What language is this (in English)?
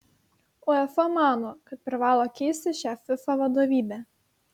Lithuanian